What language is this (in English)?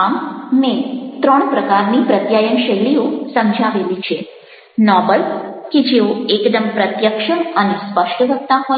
Gujarati